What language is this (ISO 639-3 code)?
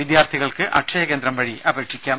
mal